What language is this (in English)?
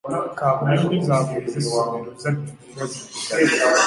Ganda